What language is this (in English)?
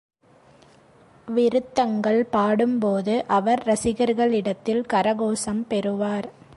Tamil